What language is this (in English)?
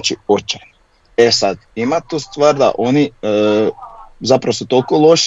Croatian